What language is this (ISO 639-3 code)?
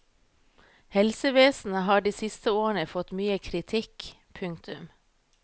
nor